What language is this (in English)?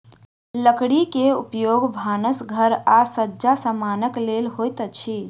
Maithili